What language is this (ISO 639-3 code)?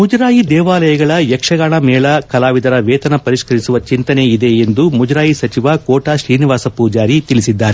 kan